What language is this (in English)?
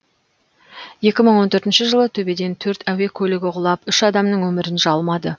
Kazakh